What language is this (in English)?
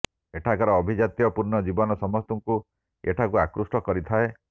Odia